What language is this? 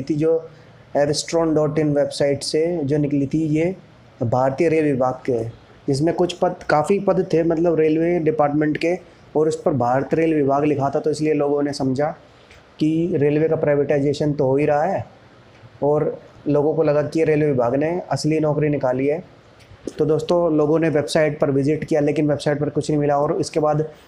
Hindi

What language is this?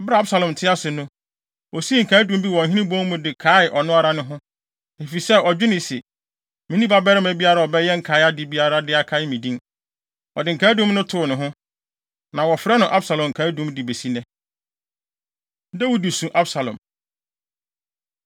Akan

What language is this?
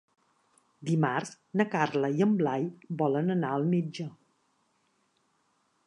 Catalan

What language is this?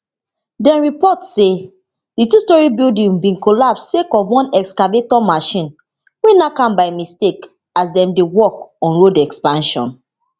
Nigerian Pidgin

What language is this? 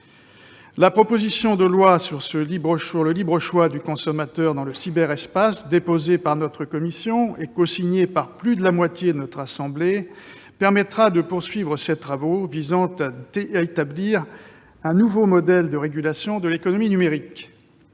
French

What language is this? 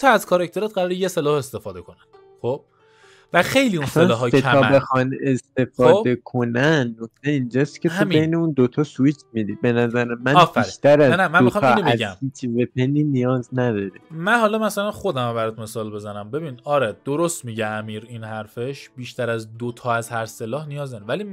Persian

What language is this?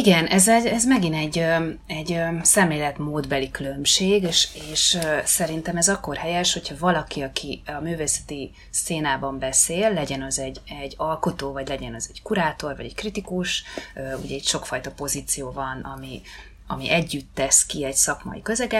Hungarian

